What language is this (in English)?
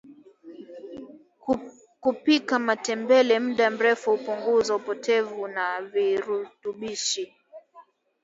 Swahili